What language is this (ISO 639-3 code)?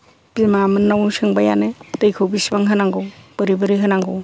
brx